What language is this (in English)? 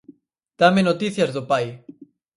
Galician